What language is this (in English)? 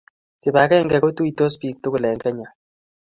Kalenjin